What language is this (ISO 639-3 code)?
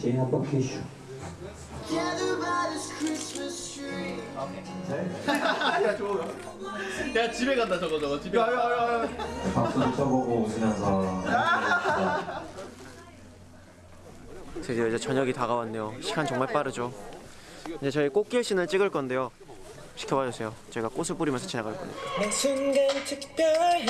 kor